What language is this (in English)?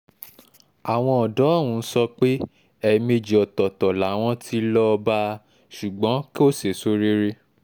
Yoruba